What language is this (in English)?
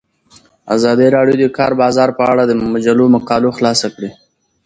Pashto